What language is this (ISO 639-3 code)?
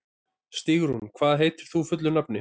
isl